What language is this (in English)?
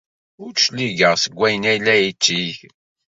Kabyle